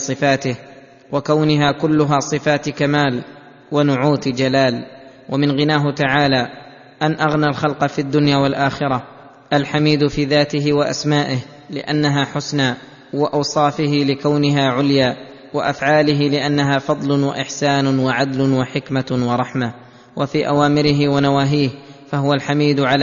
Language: Arabic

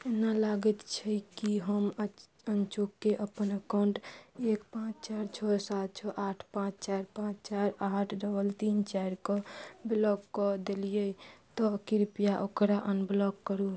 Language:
Maithili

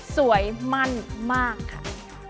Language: Thai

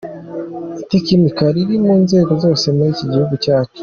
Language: Kinyarwanda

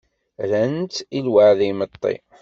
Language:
Kabyle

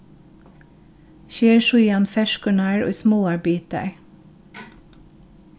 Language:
Faroese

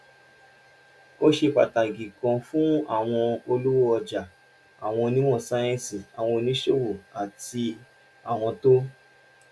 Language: Yoruba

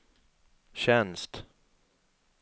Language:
Swedish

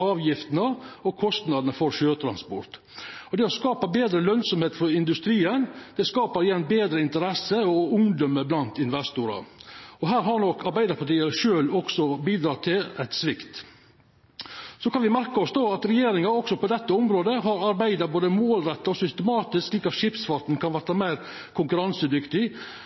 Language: Norwegian Nynorsk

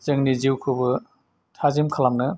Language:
Bodo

